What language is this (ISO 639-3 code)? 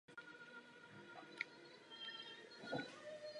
ces